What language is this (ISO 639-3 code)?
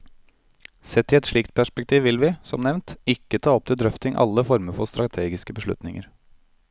nor